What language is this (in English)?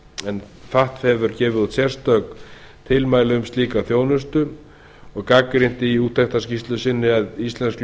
Icelandic